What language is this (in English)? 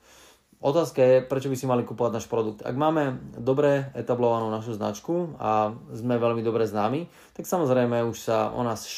Slovak